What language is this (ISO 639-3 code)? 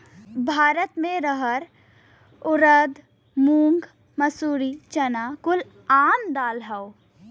bho